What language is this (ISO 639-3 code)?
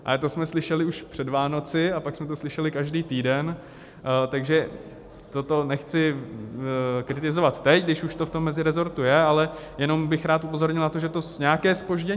ces